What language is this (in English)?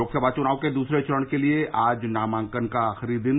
Hindi